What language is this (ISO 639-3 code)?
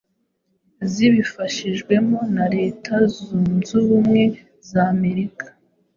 kin